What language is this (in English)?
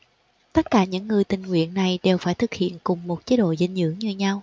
Vietnamese